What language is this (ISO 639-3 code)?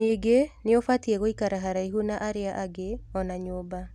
kik